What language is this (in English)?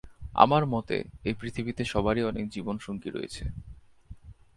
Bangla